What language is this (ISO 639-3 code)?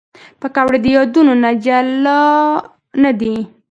pus